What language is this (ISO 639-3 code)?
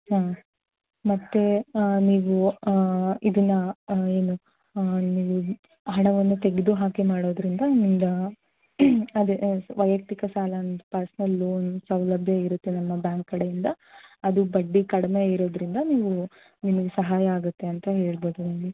kan